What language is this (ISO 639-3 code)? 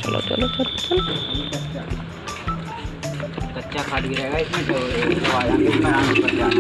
hin